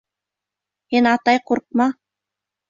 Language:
Bashkir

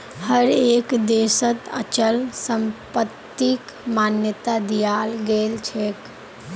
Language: Magahi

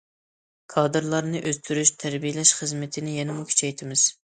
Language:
Uyghur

